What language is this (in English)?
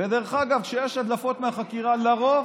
Hebrew